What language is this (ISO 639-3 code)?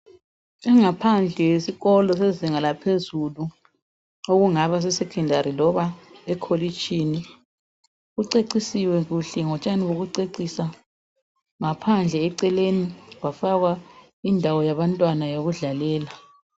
nde